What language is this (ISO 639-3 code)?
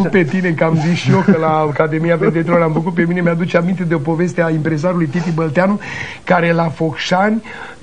ron